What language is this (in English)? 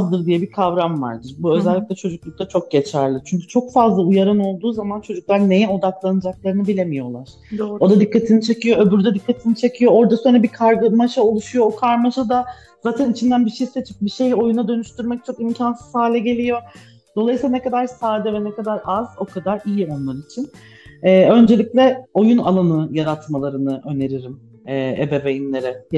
Turkish